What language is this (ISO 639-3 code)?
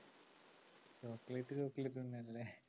mal